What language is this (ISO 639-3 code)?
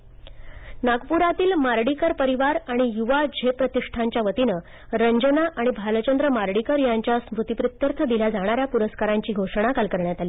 mar